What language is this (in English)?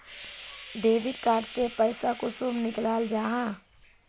Magahi